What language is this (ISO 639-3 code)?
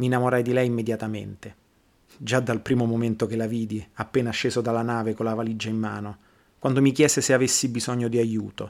ita